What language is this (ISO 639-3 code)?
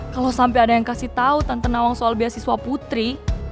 ind